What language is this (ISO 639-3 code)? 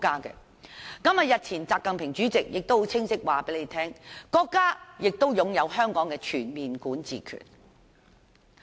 yue